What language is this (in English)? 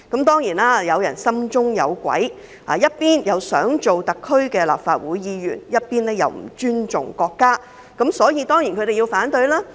Cantonese